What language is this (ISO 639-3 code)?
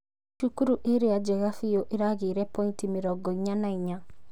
kik